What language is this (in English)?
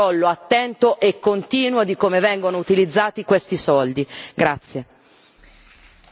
Italian